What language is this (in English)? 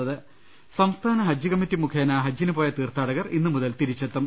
Malayalam